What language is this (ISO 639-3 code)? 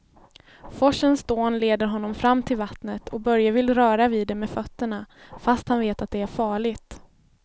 swe